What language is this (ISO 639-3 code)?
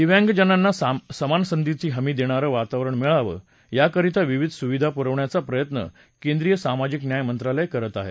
mar